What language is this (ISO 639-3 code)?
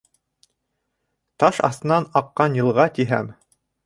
bak